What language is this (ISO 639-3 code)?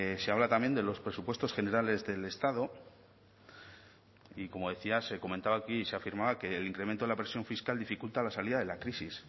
spa